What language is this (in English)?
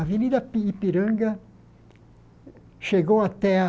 Portuguese